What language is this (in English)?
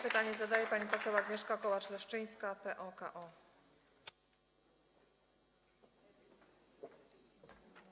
Polish